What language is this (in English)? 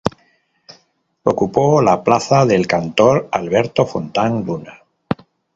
Spanish